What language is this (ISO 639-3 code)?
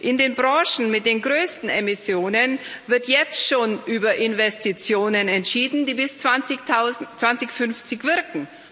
deu